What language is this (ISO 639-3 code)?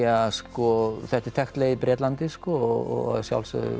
isl